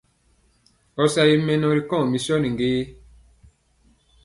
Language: Mpiemo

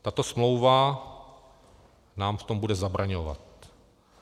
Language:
Czech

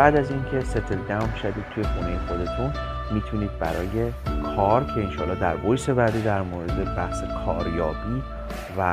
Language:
Persian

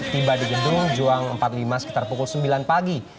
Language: Indonesian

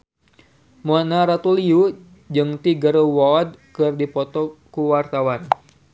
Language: Sundanese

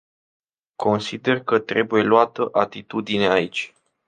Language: Romanian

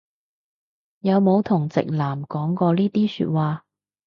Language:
Cantonese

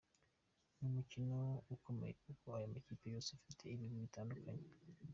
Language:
Kinyarwanda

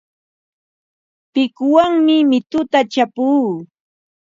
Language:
Ambo-Pasco Quechua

